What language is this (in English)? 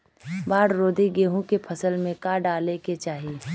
Bhojpuri